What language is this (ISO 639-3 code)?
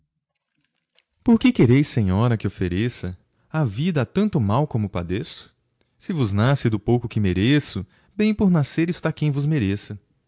por